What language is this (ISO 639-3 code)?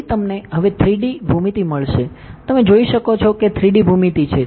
guj